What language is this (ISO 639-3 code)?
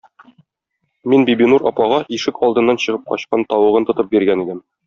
tat